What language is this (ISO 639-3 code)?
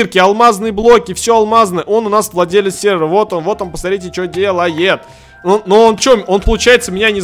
rus